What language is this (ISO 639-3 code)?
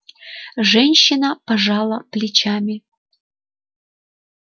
rus